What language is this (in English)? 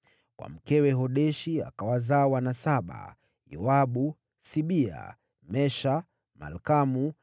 Swahili